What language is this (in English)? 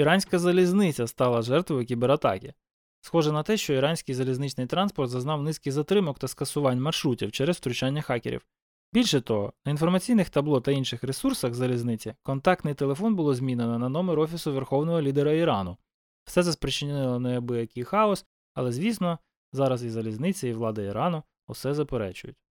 Ukrainian